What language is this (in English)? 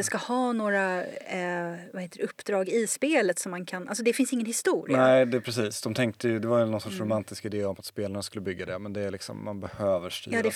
Swedish